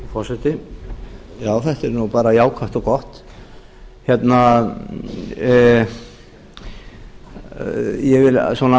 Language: Icelandic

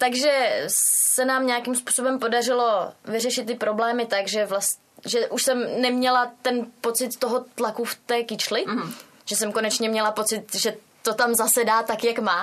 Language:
Czech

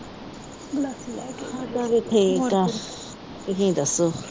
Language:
Punjabi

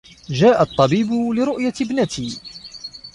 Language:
Arabic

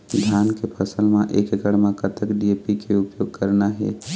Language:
Chhattisgarhi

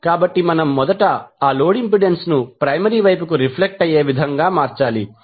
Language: Telugu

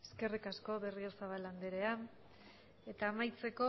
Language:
Basque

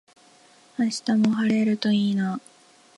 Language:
Japanese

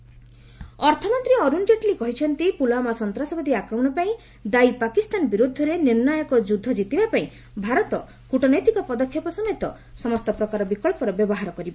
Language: Odia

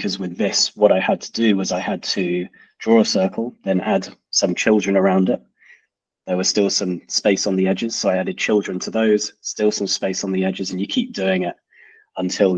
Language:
English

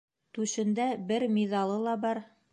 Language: Bashkir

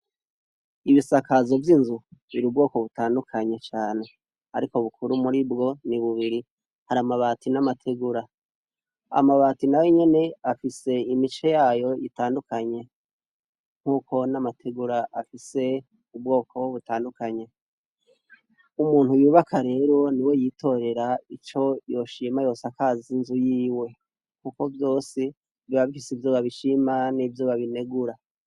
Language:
Rundi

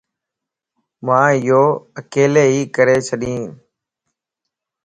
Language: Lasi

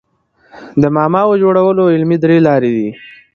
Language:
Pashto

